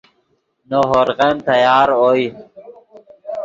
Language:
Yidgha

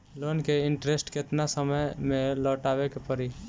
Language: Bhojpuri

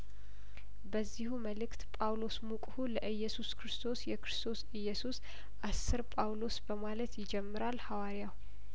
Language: Amharic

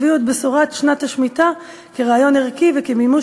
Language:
Hebrew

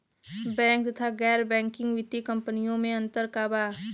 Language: Bhojpuri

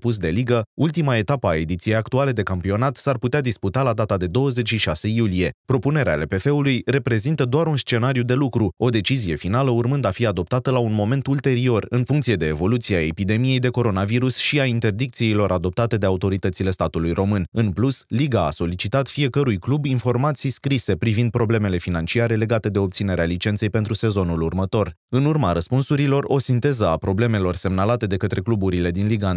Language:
Romanian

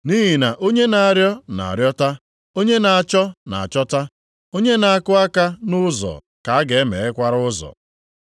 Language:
Igbo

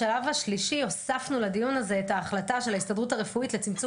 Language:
Hebrew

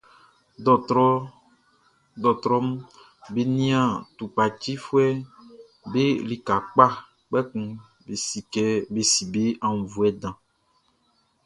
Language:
Baoulé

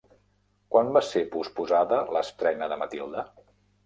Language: Catalan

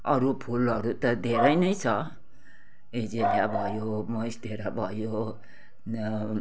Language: Nepali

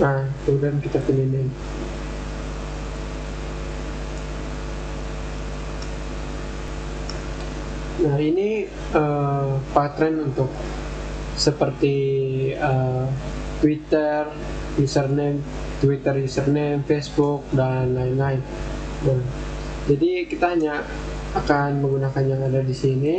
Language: Indonesian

